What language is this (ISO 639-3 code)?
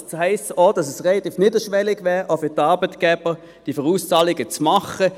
gsw